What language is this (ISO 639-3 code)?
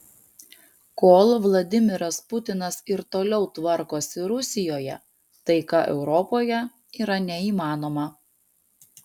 lit